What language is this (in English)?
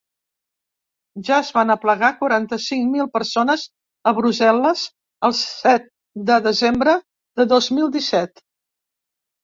Catalan